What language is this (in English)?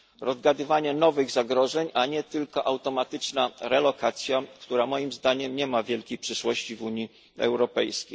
Polish